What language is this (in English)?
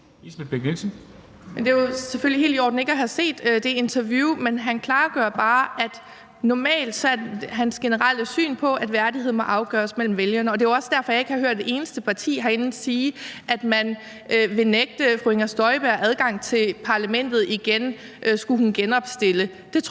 Danish